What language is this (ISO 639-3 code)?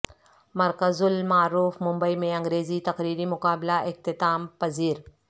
urd